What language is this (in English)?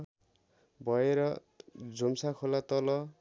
Nepali